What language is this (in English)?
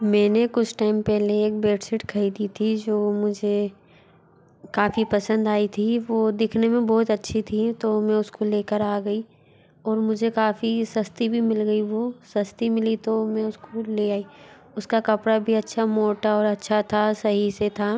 Hindi